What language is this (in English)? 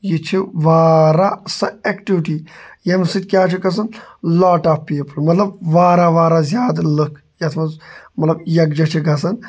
Kashmiri